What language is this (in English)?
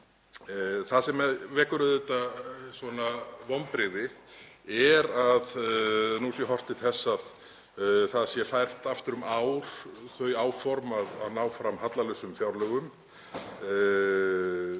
Icelandic